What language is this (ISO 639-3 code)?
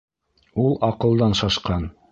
bak